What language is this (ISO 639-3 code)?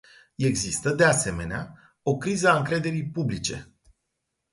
ron